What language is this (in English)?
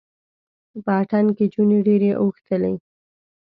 Pashto